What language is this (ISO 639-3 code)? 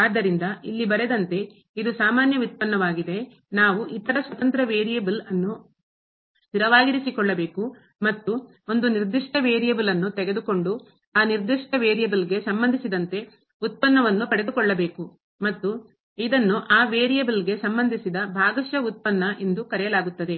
kan